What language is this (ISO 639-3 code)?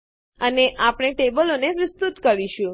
guj